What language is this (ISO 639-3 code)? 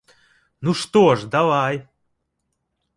bel